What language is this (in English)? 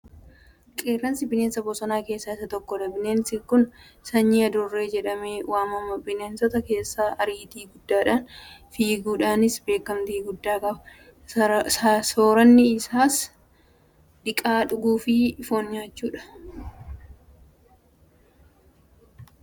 Oromo